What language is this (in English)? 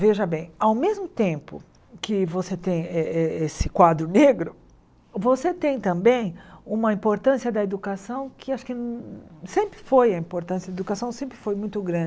Portuguese